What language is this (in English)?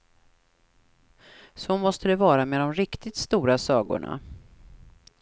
Swedish